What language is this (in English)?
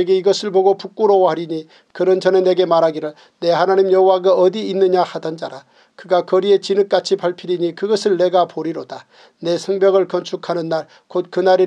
Korean